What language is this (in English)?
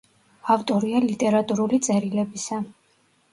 Georgian